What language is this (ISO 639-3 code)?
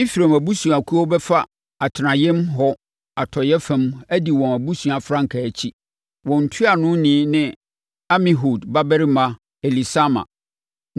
aka